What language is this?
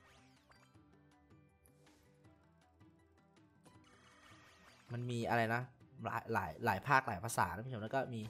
Thai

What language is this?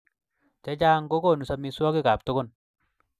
Kalenjin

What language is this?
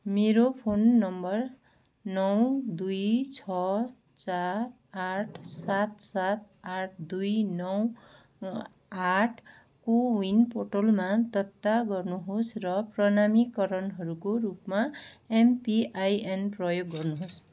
Nepali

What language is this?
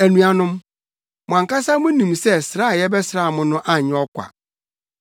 Akan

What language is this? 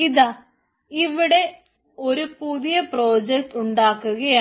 Malayalam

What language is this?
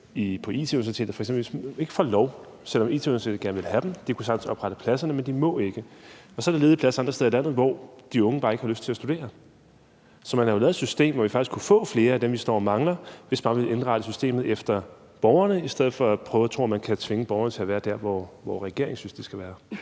Danish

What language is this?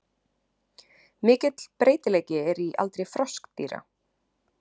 Icelandic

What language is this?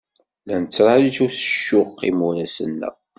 Kabyle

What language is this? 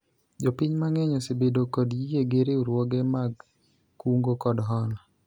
Luo (Kenya and Tanzania)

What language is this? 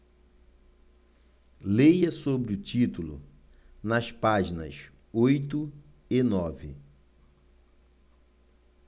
Portuguese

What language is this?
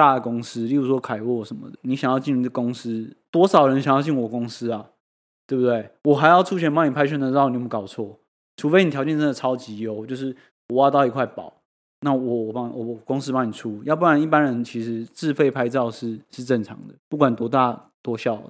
Chinese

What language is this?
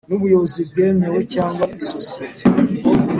Kinyarwanda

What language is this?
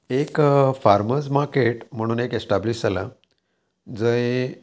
Konkani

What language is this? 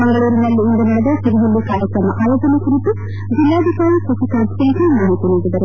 Kannada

